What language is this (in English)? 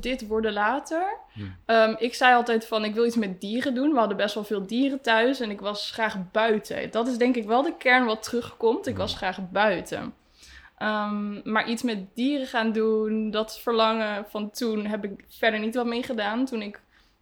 Dutch